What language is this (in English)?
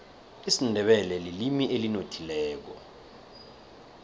South Ndebele